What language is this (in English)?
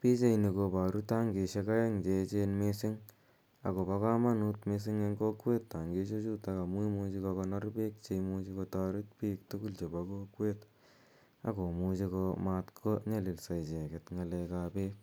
Kalenjin